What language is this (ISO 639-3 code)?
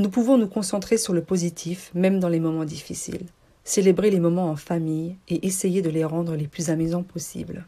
fra